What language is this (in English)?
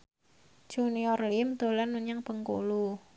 Javanese